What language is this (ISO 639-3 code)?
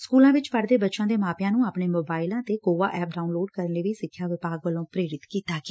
pan